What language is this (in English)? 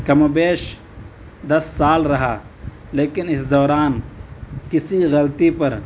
Urdu